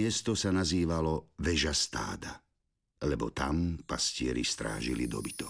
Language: Slovak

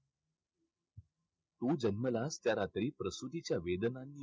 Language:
Marathi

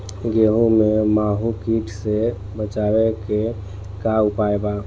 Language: Bhojpuri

